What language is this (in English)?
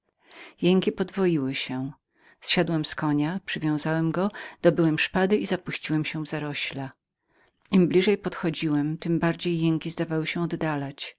Polish